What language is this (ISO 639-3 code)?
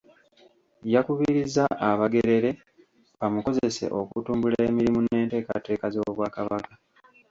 lug